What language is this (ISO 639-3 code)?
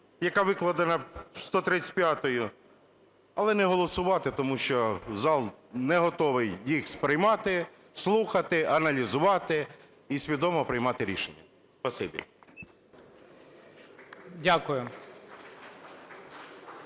ukr